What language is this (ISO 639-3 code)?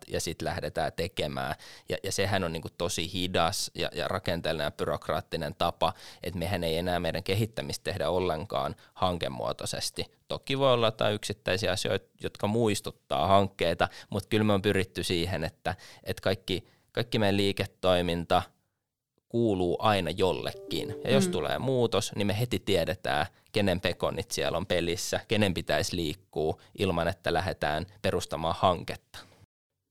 fin